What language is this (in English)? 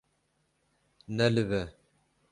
Kurdish